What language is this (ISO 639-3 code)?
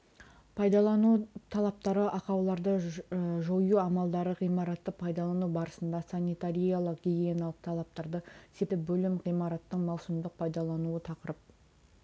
kaz